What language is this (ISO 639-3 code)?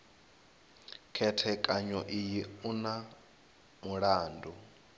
ven